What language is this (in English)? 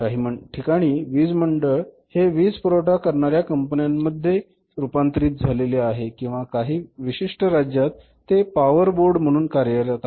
Marathi